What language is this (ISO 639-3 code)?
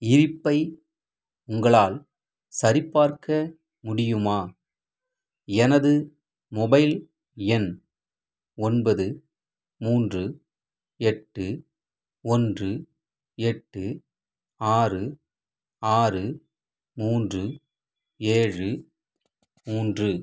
tam